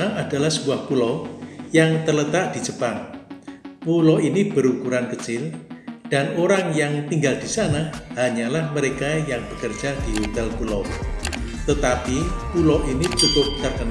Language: Indonesian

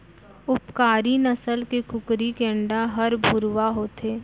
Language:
Chhattisgarhi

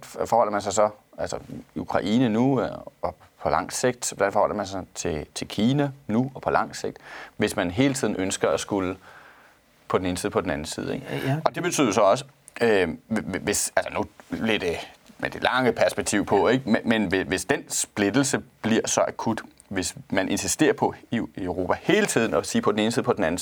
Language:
Danish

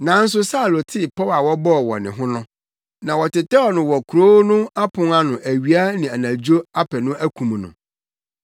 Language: Akan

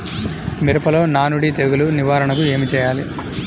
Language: Telugu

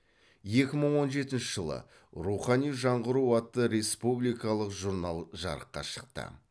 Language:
Kazakh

